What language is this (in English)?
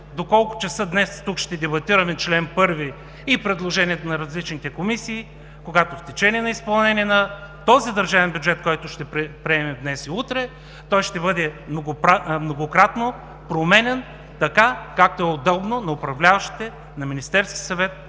Bulgarian